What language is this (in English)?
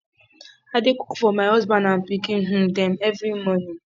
Nigerian Pidgin